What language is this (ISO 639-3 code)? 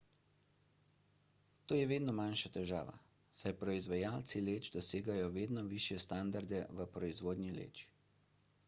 slv